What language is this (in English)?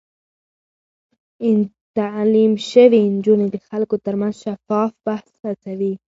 Pashto